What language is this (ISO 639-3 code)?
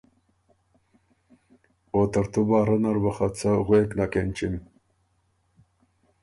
oru